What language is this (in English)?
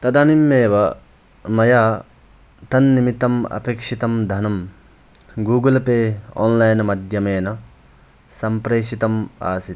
Sanskrit